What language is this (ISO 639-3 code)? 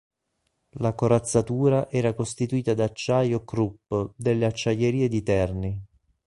ita